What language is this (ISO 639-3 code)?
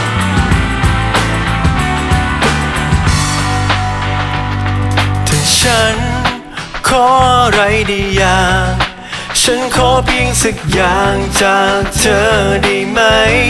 tha